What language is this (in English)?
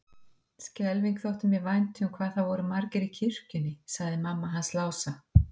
Icelandic